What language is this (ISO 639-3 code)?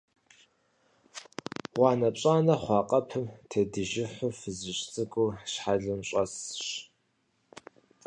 kbd